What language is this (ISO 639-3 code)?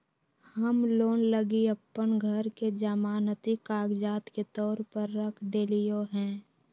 mag